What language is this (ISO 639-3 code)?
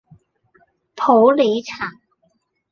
yue